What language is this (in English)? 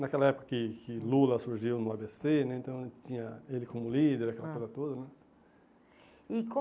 Portuguese